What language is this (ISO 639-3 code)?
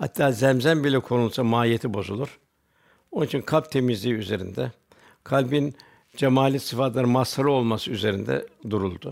tur